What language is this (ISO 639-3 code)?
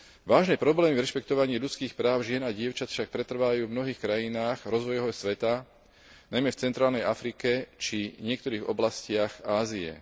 slk